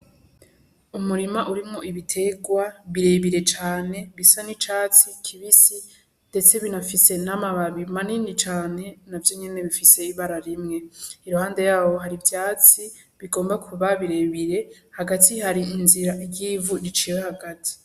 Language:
Rundi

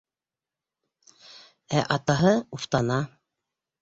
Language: Bashkir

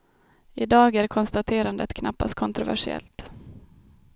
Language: Swedish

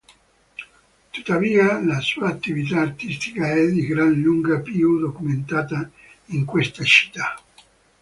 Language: Italian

